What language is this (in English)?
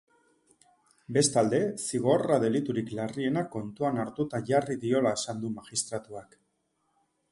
Basque